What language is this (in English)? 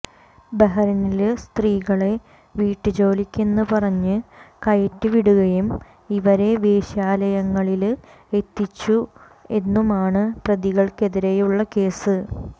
Malayalam